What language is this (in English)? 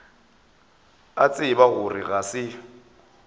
Northern Sotho